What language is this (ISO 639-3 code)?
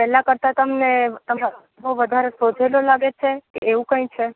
guj